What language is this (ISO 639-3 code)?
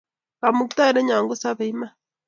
kln